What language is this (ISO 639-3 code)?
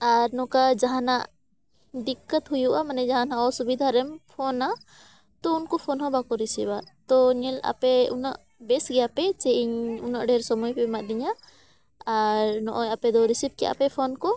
sat